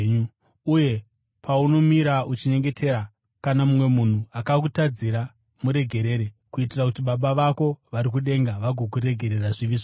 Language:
Shona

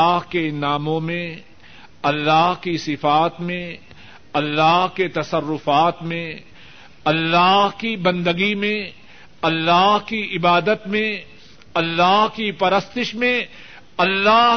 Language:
Urdu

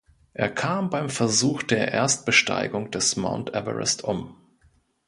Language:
German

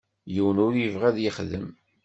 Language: Kabyle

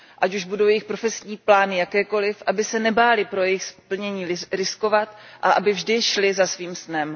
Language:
Czech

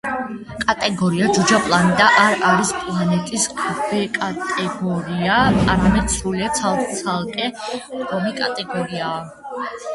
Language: Georgian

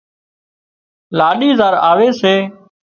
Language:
Wadiyara Koli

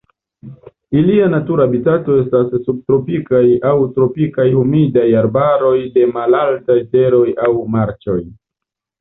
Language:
Esperanto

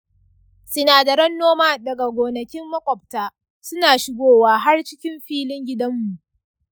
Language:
Hausa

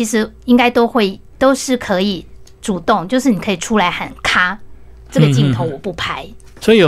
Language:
Chinese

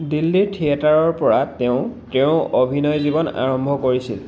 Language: Assamese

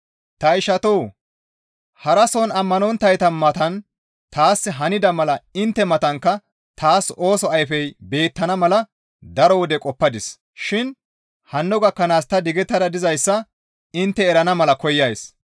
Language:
Gamo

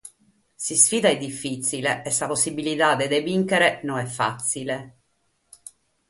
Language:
Sardinian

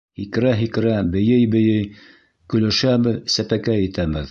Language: Bashkir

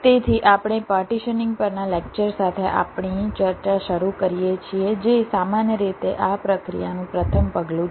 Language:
Gujarati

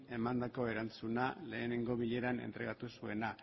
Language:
Basque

